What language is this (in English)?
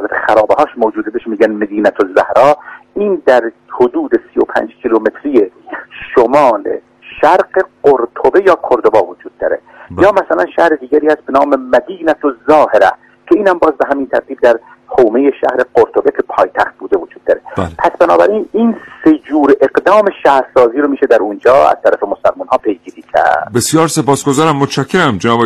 Persian